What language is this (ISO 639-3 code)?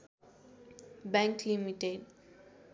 nep